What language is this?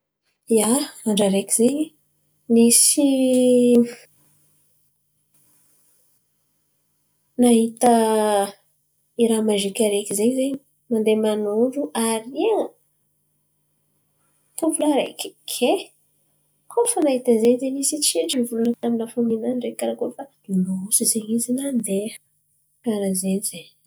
Antankarana Malagasy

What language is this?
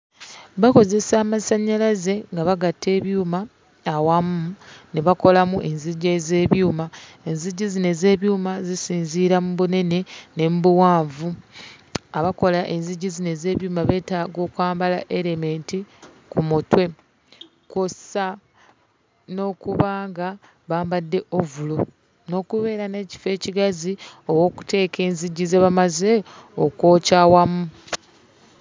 Ganda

